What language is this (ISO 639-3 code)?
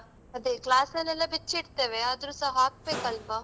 kan